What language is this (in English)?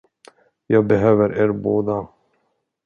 Swedish